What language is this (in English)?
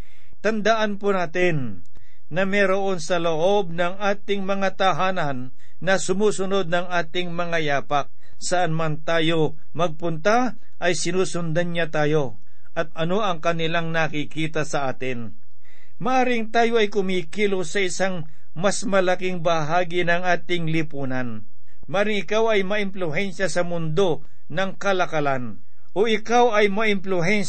Filipino